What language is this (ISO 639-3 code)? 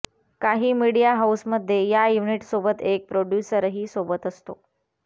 mar